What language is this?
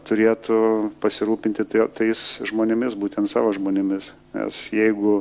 Lithuanian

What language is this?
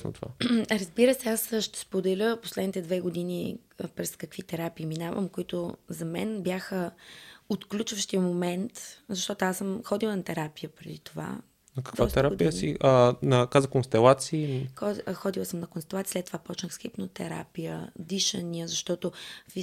Bulgarian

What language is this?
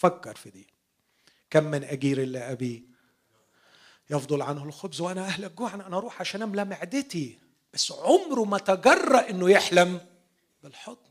Arabic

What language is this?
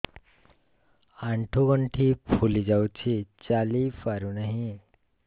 Odia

